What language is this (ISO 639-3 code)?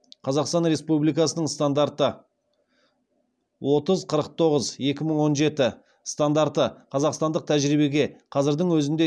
kaz